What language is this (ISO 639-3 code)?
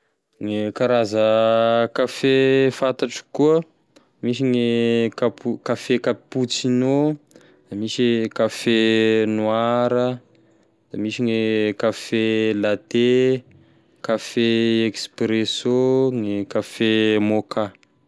tkg